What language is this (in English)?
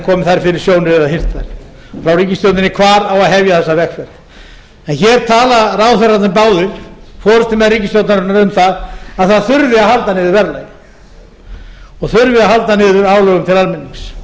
Icelandic